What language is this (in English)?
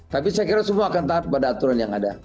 Indonesian